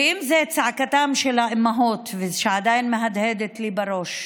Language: Hebrew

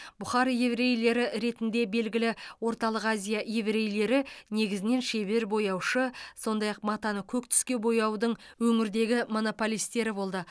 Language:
Kazakh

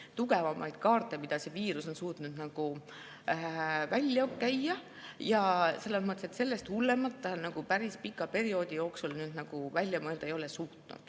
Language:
Estonian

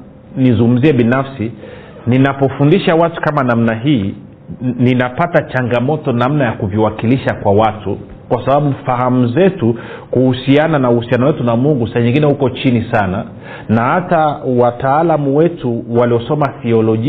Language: Swahili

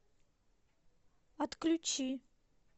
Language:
Russian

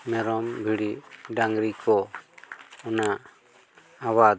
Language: Santali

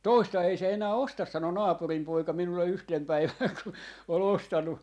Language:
Finnish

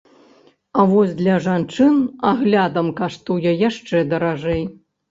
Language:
Belarusian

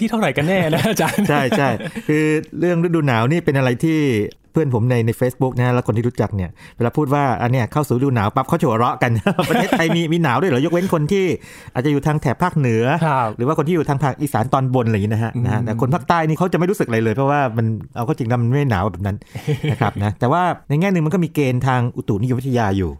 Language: Thai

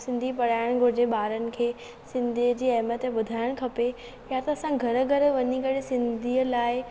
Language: Sindhi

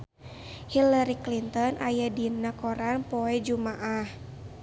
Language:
Sundanese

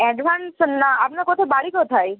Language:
Bangla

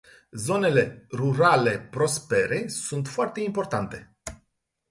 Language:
Romanian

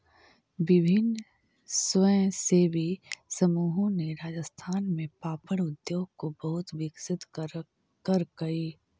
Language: Magahi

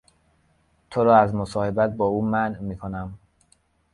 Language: Persian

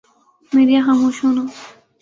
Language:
Urdu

